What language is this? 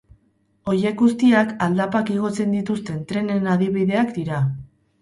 Basque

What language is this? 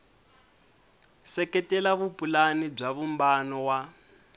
Tsonga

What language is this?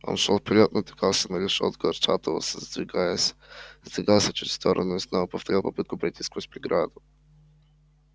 Russian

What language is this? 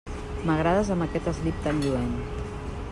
Catalan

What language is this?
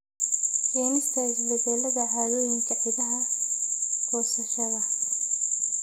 Somali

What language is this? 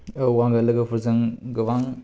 Bodo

